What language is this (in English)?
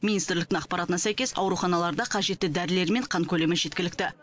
Kazakh